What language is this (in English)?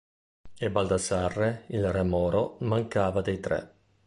Italian